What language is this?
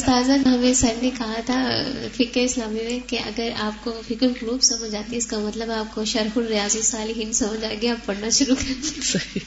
Urdu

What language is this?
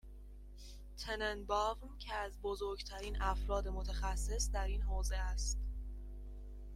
Persian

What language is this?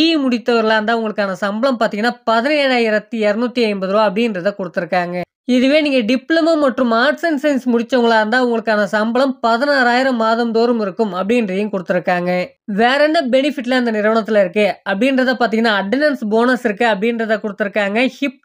Tamil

